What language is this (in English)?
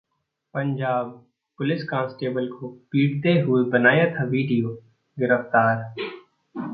Hindi